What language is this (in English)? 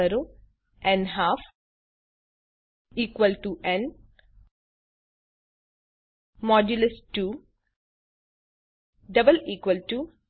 Gujarati